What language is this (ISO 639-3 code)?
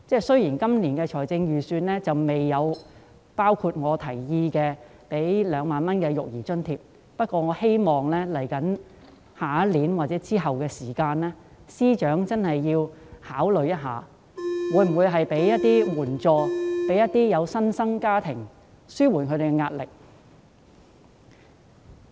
yue